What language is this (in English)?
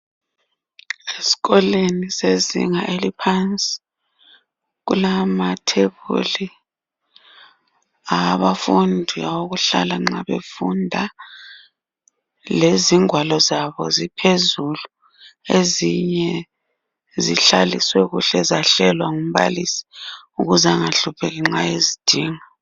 North Ndebele